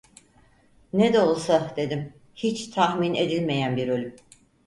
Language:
Turkish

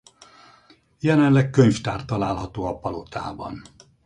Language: Hungarian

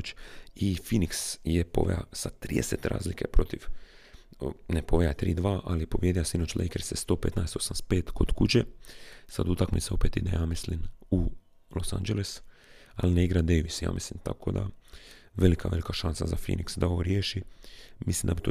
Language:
Croatian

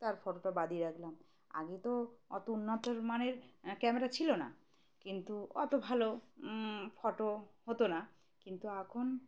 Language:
Bangla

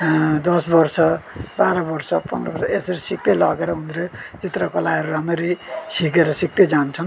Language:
Nepali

